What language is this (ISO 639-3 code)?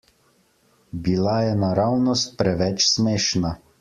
slv